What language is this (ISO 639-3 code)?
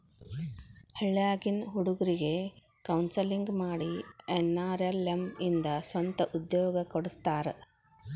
kan